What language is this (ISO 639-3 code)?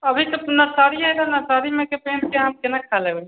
mai